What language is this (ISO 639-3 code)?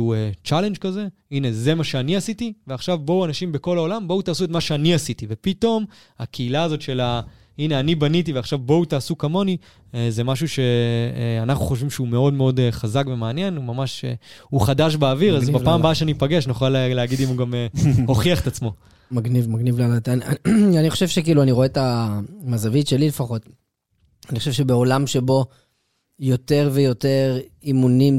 heb